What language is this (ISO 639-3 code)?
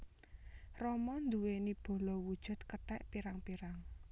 jav